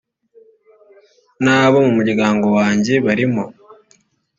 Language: Kinyarwanda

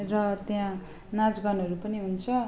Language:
Nepali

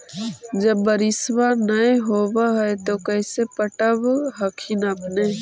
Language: Magahi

